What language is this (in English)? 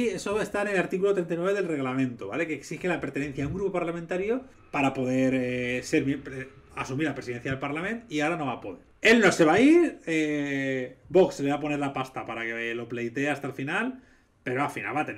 Spanish